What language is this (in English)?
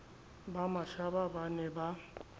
Southern Sotho